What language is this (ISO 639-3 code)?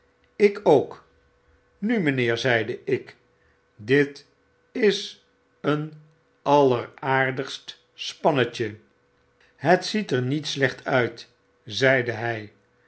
nld